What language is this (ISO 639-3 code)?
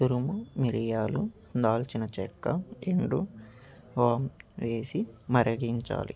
tel